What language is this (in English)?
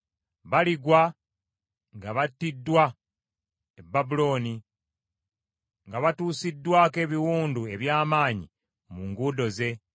Ganda